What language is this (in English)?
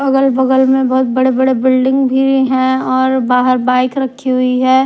Hindi